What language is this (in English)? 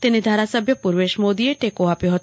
Gujarati